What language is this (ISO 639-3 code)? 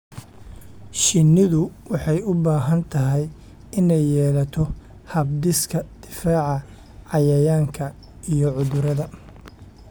som